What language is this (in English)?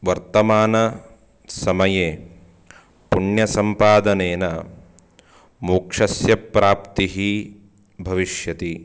Sanskrit